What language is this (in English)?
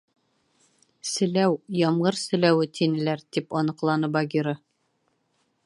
Bashkir